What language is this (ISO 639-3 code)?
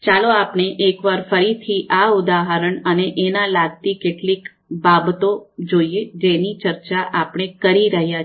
guj